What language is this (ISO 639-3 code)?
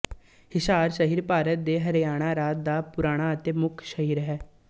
pan